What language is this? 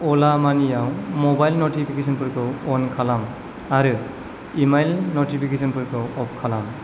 Bodo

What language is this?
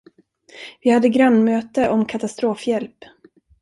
Swedish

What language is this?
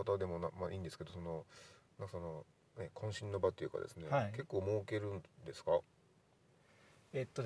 Japanese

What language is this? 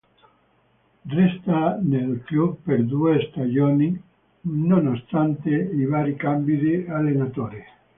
Italian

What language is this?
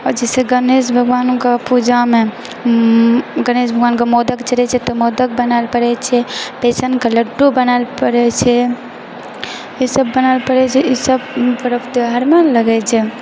Maithili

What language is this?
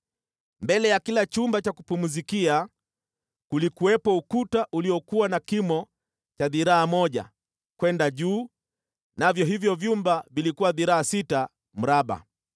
Swahili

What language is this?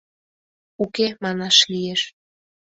Mari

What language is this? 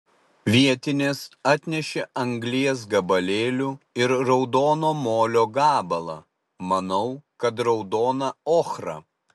Lithuanian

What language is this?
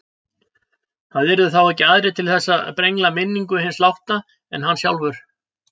Icelandic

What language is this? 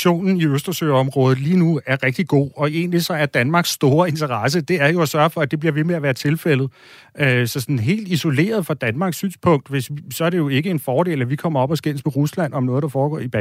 Danish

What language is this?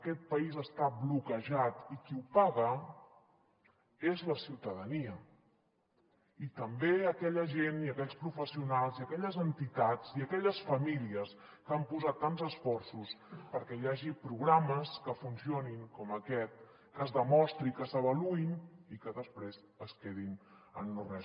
Catalan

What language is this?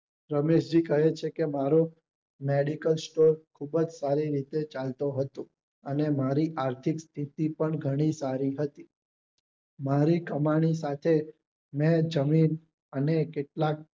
Gujarati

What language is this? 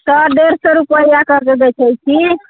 Maithili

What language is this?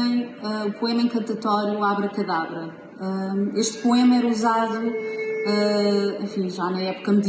Portuguese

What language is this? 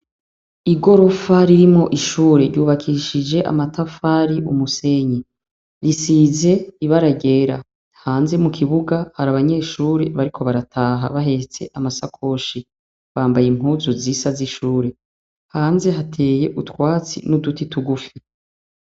Rundi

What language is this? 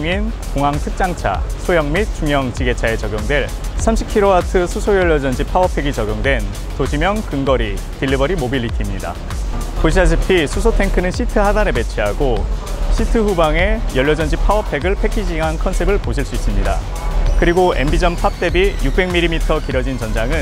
Korean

